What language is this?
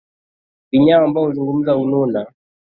Swahili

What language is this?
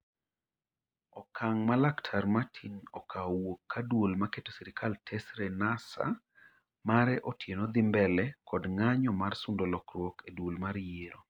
Luo (Kenya and Tanzania)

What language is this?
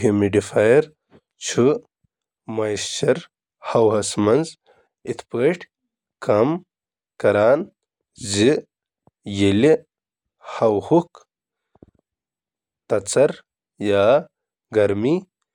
Kashmiri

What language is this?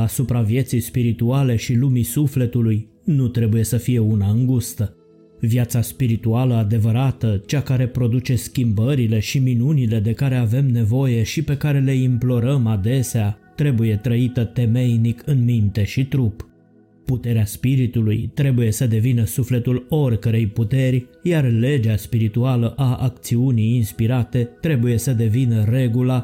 Romanian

